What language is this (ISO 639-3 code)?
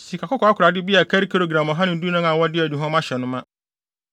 aka